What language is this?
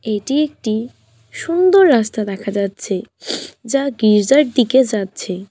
Bangla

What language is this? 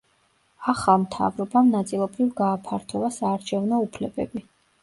Georgian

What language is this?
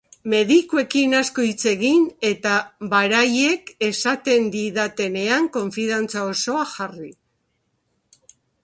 Basque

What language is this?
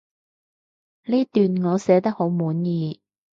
Cantonese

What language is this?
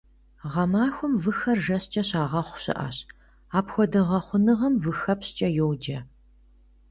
Kabardian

